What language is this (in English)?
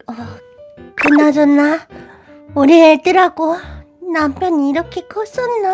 Korean